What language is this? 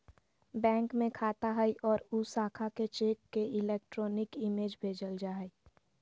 Magahi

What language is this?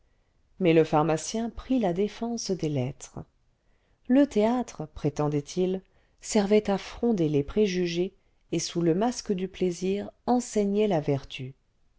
French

